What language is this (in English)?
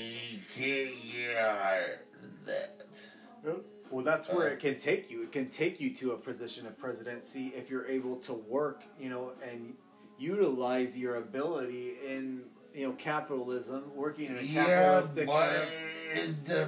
English